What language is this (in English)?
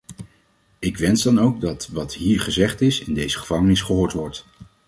Dutch